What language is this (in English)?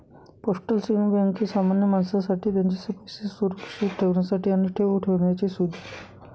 Marathi